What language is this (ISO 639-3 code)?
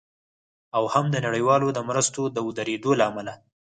pus